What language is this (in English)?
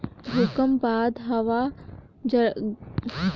Chhattisgarhi